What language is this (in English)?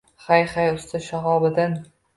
Uzbek